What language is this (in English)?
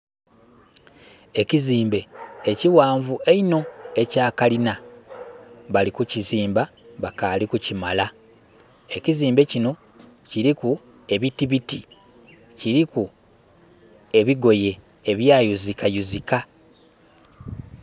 Soga